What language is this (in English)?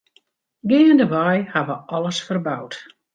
Western Frisian